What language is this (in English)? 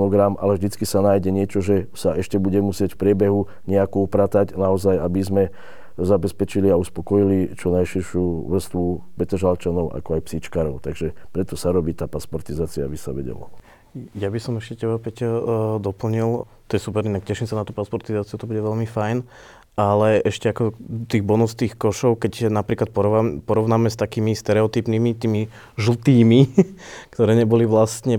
Slovak